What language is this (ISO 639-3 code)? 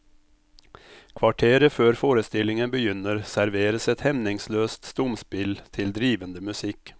nor